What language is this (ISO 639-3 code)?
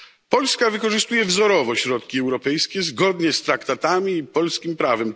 pol